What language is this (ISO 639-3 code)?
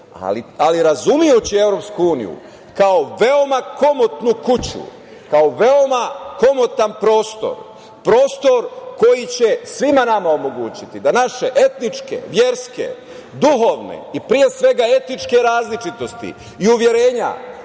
srp